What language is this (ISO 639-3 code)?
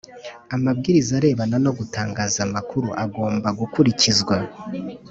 kin